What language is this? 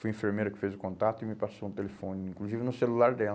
Portuguese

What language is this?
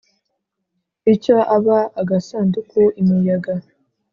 Kinyarwanda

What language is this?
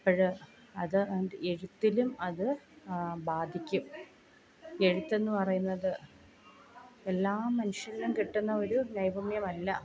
Malayalam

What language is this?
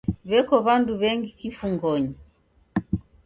Taita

